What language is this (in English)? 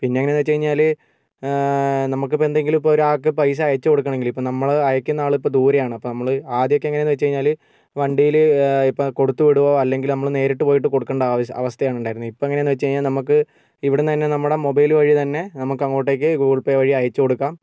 Malayalam